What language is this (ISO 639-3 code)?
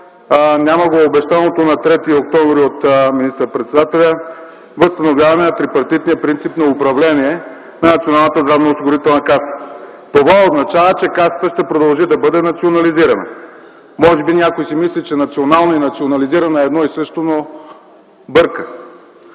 bul